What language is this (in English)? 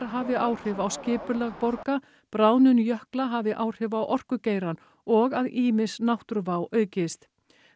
Icelandic